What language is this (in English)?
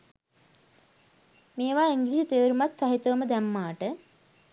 Sinhala